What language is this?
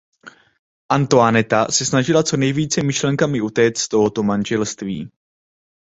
Czech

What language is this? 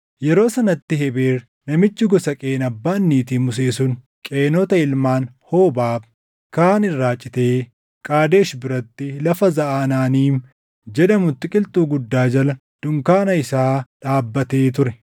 Oromo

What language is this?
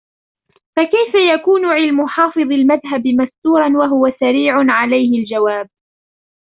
Arabic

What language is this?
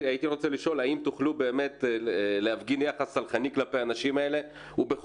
Hebrew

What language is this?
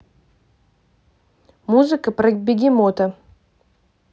Russian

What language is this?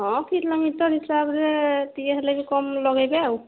Odia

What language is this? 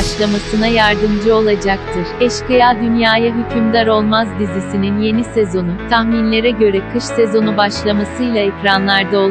Turkish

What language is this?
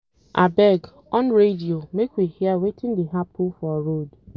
Nigerian Pidgin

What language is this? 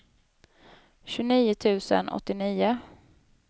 Swedish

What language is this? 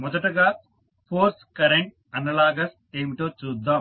Telugu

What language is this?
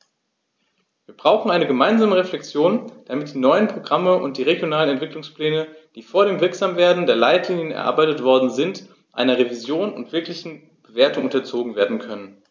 German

